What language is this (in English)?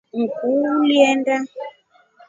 Rombo